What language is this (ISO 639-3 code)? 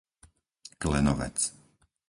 slk